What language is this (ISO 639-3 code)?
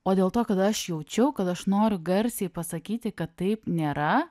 lit